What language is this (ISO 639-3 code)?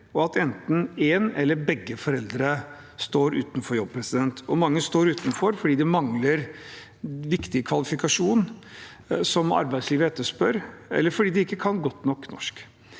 nor